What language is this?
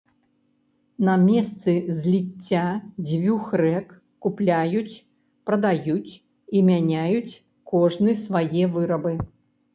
Belarusian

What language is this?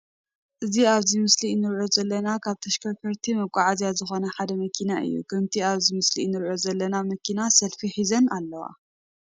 Tigrinya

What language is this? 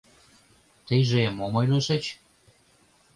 Mari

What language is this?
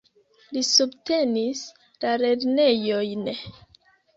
Esperanto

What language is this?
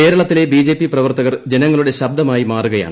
Malayalam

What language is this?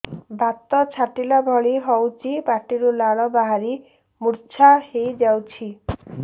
Odia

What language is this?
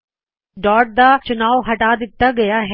Punjabi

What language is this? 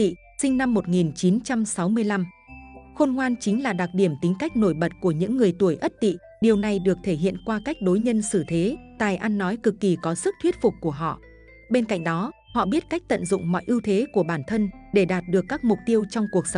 Vietnamese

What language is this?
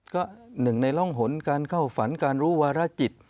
Thai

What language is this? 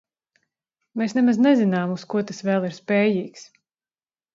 Latvian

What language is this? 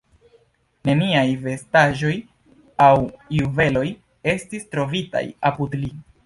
Esperanto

